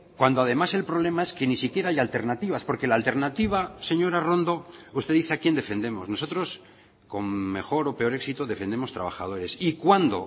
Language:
Spanish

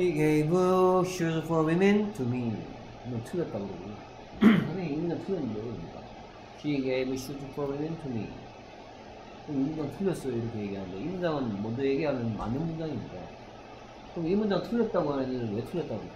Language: Korean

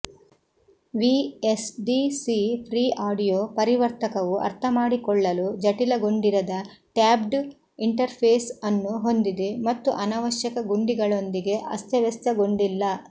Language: Kannada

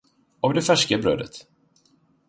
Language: Swedish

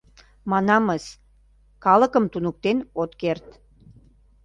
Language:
Mari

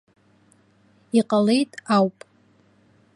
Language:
Abkhazian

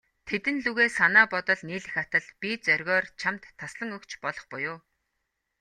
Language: Mongolian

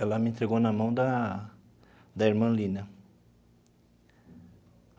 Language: Portuguese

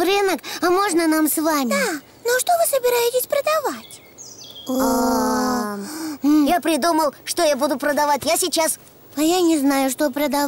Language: Russian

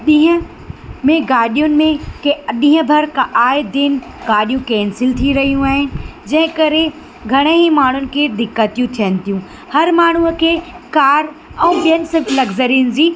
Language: Sindhi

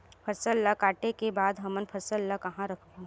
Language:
Chhattisgarhi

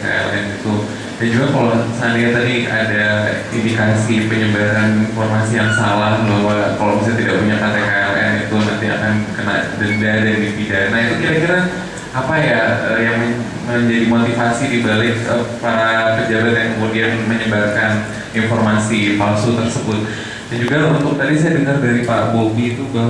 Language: Indonesian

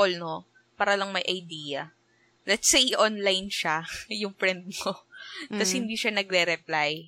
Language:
Filipino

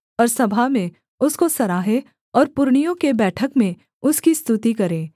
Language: Hindi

